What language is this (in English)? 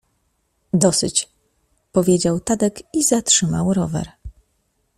Polish